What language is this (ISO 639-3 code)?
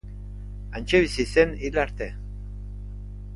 eus